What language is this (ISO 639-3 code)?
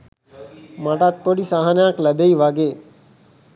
sin